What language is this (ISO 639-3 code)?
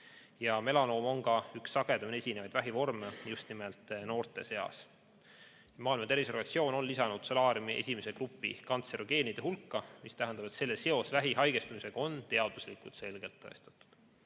est